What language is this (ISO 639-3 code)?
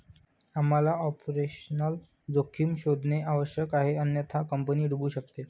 mar